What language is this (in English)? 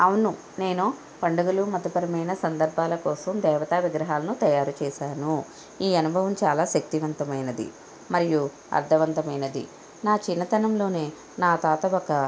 Telugu